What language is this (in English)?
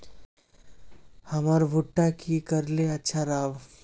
Magahi